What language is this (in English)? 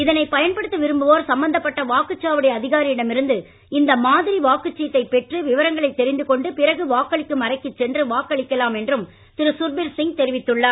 Tamil